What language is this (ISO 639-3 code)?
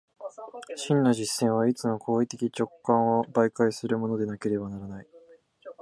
jpn